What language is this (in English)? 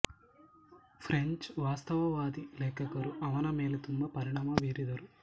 Kannada